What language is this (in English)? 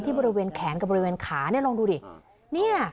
Thai